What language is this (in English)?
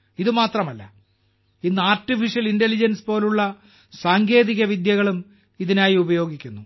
Malayalam